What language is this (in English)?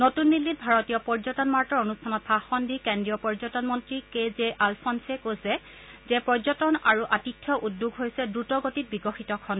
Assamese